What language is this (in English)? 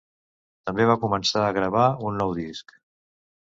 Catalan